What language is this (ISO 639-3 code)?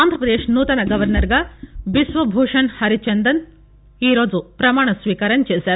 tel